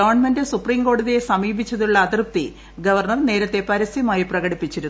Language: Malayalam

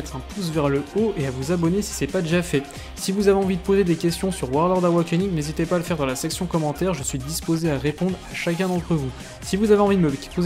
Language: French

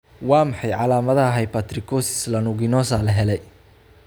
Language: Somali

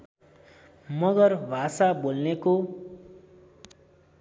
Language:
Nepali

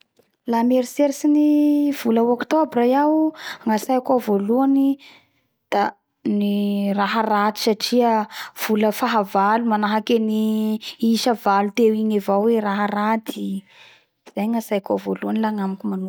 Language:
Bara Malagasy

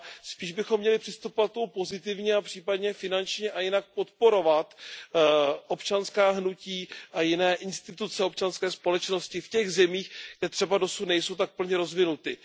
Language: Czech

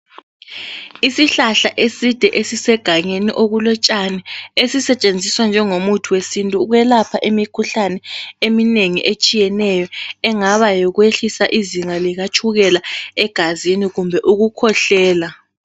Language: North Ndebele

